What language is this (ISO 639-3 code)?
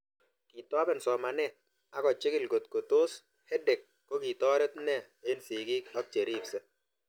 kln